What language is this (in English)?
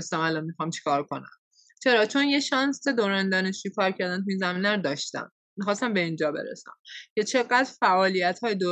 Persian